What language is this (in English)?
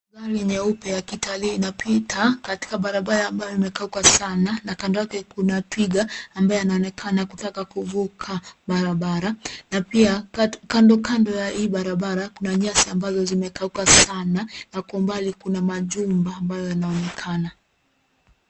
Swahili